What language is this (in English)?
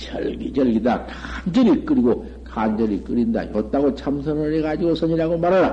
Korean